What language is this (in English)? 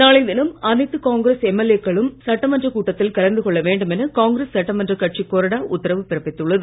Tamil